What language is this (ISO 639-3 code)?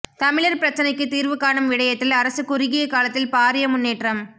tam